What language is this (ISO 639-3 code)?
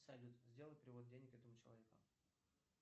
rus